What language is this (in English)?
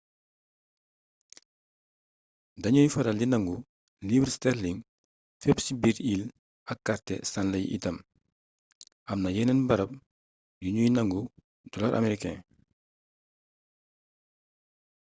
Wolof